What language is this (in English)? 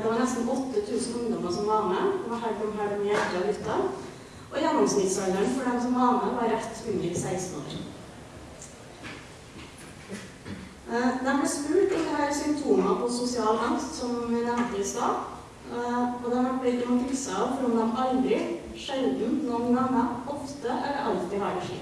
English